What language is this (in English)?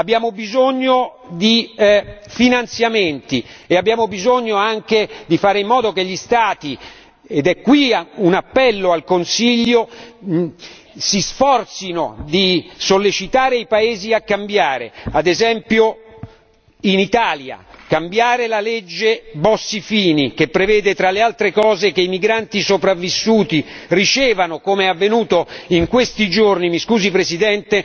Italian